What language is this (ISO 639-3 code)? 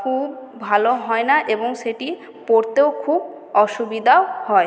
ben